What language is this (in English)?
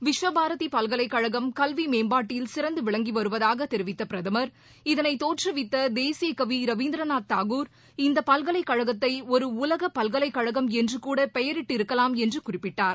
Tamil